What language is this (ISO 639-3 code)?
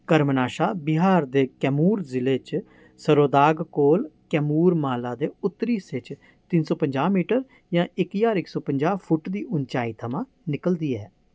doi